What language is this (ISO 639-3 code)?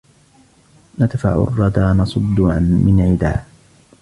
ara